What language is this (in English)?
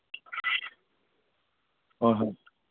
Manipuri